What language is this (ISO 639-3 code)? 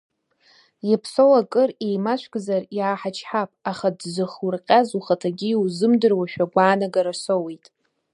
abk